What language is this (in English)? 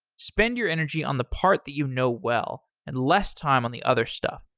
English